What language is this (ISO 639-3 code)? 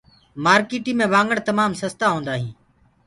ggg